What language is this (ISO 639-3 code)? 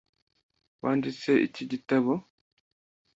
kin